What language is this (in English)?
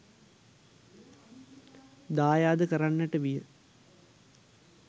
Sinhala